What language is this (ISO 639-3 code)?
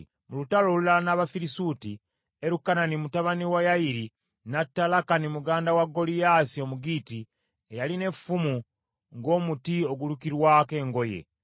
lug